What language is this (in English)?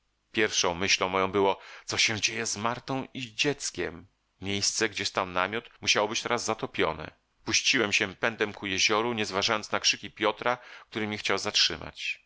Polish